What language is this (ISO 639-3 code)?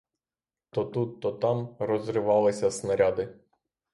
ukr